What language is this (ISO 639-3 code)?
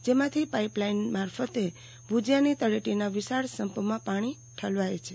guj